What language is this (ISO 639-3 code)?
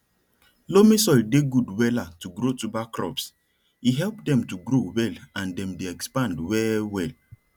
pcm